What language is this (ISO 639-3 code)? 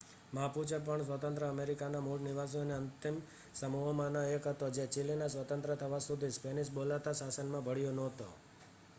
guj